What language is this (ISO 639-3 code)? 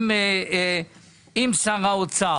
heb